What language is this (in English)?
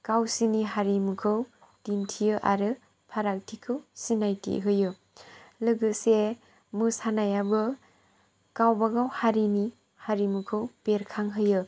Bodo